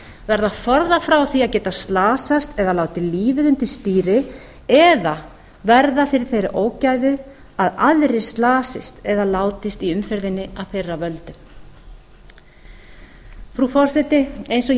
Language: Icelandic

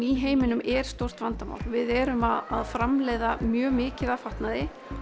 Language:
Icelandic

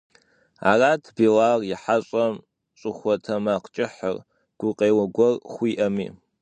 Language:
Kabardian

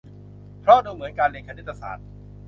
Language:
Thai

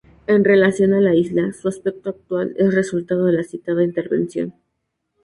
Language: Spanish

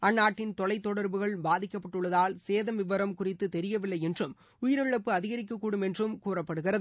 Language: Tamil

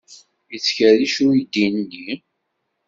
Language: Kabyle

